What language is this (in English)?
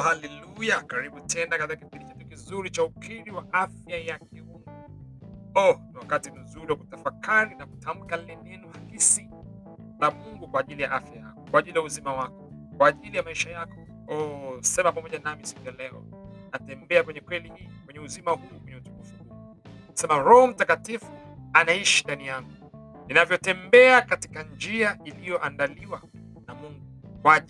Swahili